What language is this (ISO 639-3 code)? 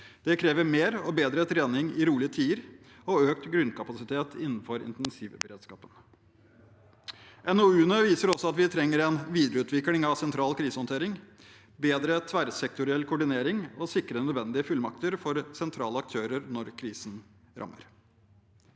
nor